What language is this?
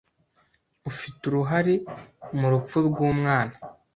Kinyarwanda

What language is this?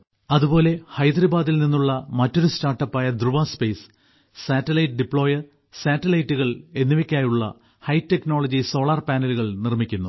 Malayalam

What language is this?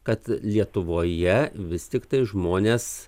Lithuanian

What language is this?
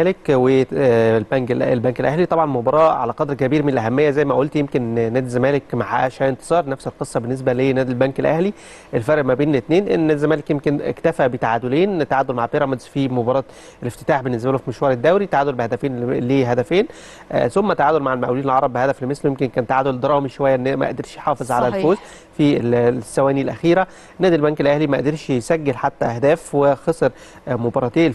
Arabic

